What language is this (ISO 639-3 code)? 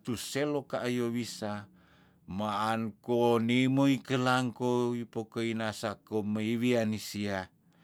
tdn